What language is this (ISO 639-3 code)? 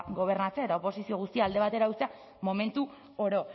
eus